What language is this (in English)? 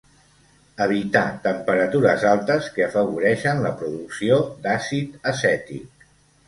Catalan